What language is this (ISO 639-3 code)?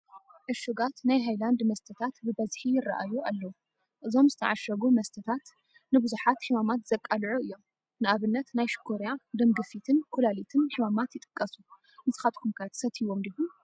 tir